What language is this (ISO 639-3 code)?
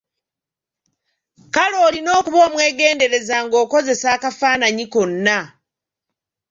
lug